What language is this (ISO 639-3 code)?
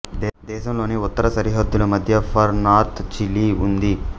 tel